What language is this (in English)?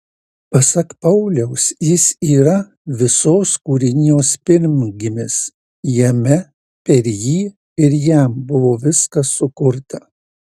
Lithuanian